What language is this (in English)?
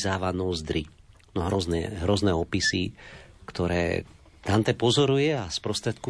Slovak